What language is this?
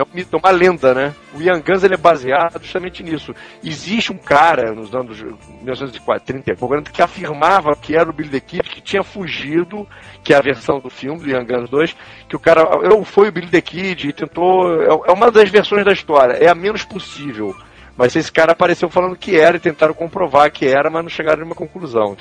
Portuguese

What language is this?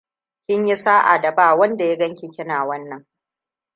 Hausa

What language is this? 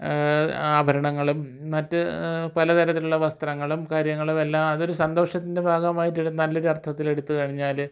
Malayalam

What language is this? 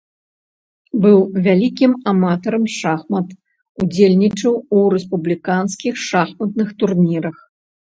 Belarusian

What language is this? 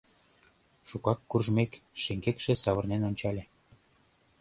Mari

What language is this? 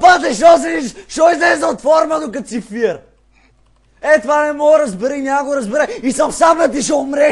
Romanian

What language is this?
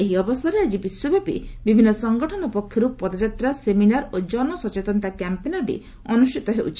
Odia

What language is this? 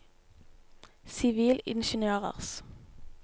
Norwegian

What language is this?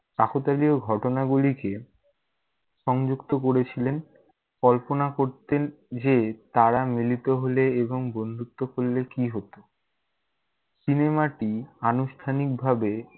Bangla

